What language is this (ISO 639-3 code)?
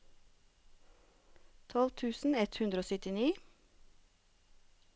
nor